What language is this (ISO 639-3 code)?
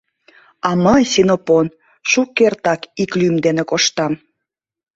chm